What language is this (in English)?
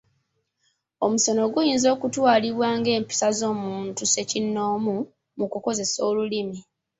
Ganda